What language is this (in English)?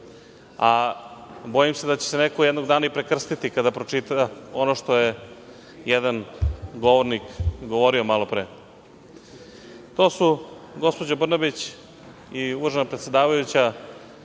Serbian